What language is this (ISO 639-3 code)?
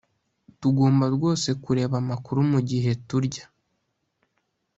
kin